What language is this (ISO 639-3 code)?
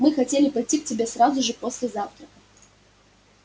rus